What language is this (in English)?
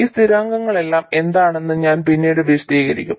Malayalam